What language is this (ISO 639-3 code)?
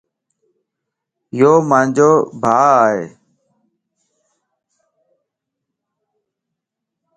lss